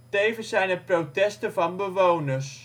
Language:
Dutch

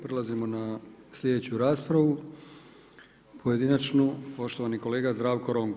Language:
Croatian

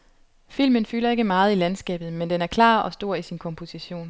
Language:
Danish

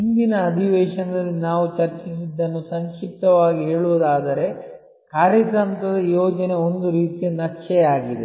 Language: Kannada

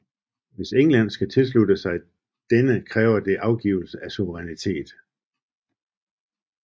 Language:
Danish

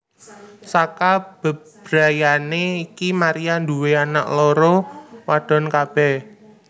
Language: Javanese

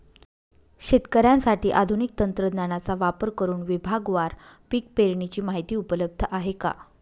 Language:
Marathi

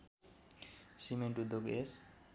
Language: Nepali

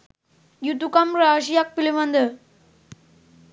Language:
Sinhala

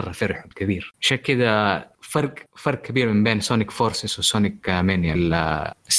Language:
Arabic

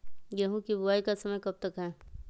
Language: Magahi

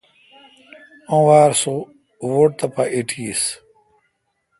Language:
Kalkoti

